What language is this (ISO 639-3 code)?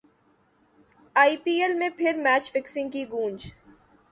urd